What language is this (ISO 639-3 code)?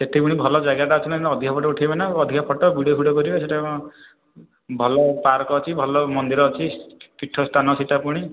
ori